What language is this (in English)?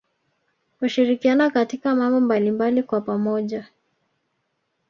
Swahili